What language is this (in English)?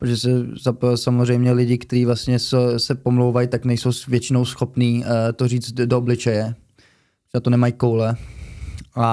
Czech